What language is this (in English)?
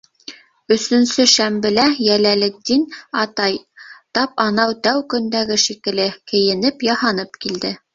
Bashkir